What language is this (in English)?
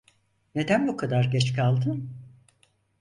Turkish